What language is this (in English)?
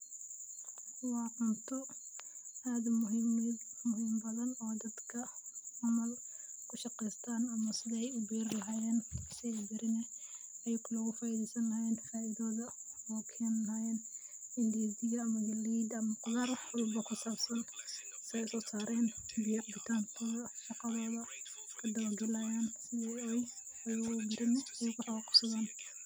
Somali